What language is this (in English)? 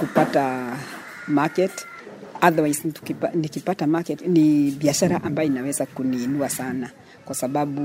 Swahili